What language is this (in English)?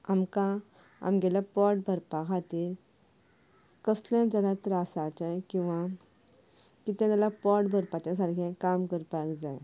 Konkani